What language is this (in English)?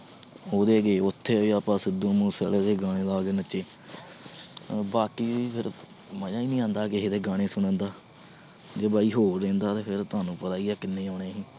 Punjabi